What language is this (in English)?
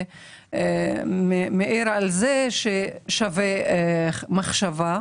Hebrew